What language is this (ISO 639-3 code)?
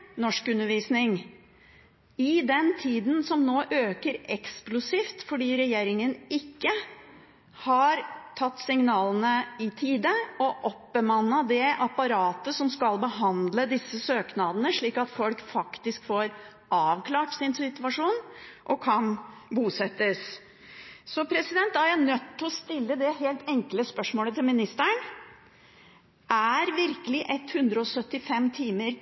nob